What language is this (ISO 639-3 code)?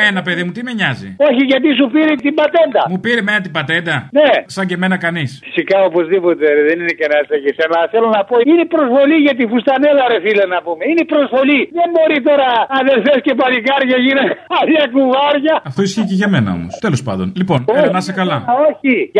ell